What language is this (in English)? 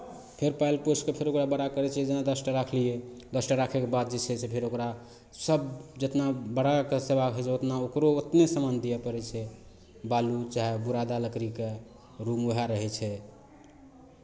Maithili